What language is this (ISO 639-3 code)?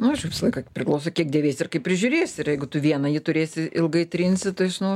lit